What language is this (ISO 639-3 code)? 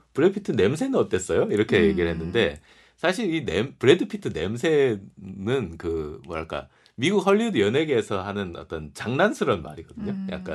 kor